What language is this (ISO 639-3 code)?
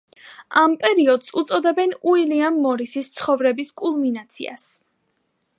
kat